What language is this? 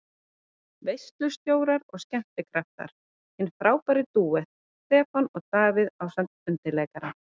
Icelandic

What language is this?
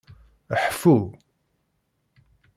Kabyle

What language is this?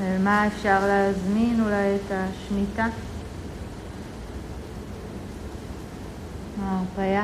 Hebrew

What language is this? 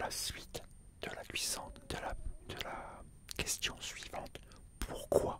French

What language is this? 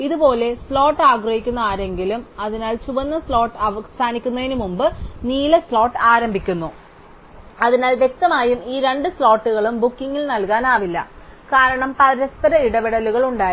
Malayalam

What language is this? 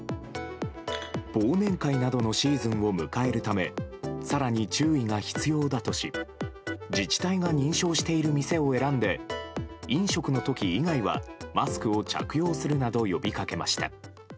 Japanese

